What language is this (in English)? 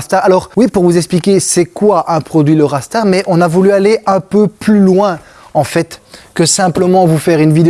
French